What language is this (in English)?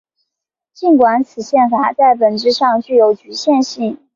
Chinese